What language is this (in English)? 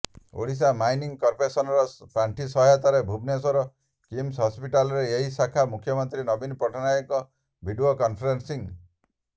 Odia